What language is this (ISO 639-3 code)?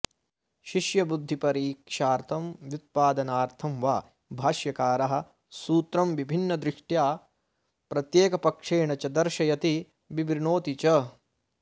san